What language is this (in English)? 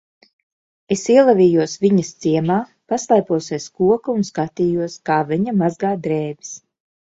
Latvian